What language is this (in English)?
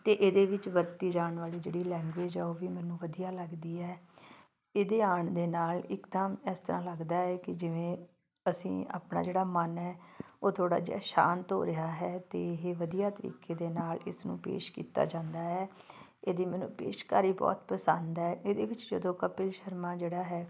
Punjabi